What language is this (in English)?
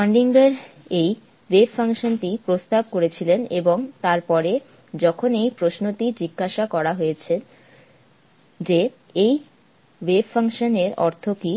Bangla